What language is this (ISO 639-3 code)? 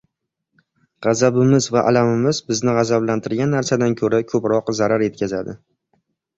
uzb